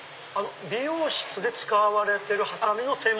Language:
Japanese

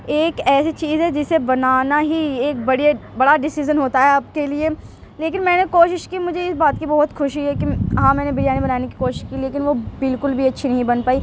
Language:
Urdu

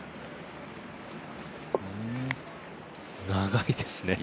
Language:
Japanese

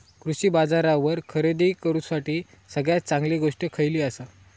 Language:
Marathi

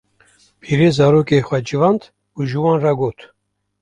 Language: Kurdish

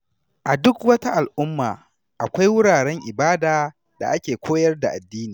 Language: Hausa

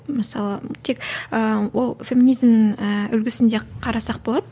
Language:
Kazakh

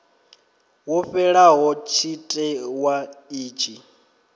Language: Venda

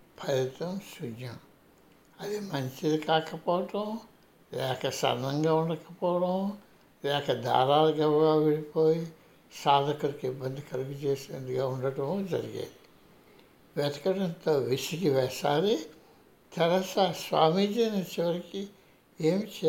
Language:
Telugu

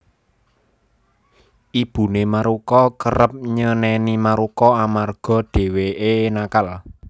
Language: Javanese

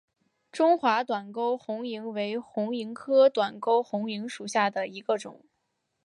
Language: Chinese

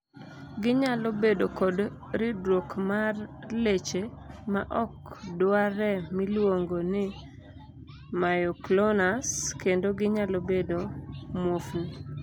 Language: Luo (Kenya and Tanzania)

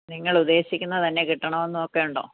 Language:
Malayalam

